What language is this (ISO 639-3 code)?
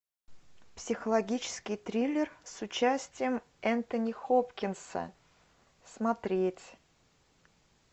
rus